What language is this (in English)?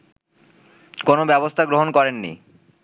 Bangla